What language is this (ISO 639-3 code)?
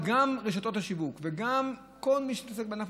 heb